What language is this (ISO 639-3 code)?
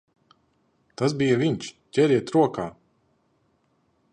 lav